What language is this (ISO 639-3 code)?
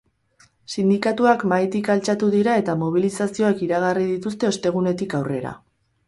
eus